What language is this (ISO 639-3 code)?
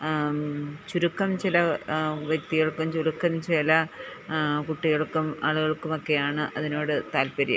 mal